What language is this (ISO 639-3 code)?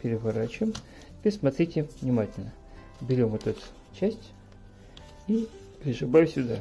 rus